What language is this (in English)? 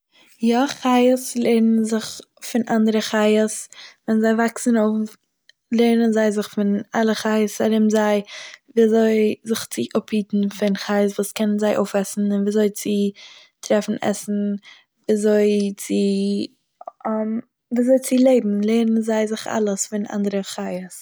Yiddish